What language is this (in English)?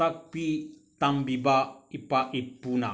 Manipuri